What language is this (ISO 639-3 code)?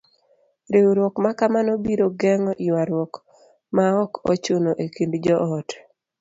luo